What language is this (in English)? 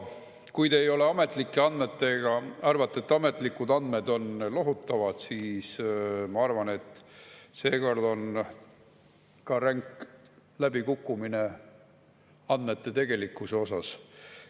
Estonian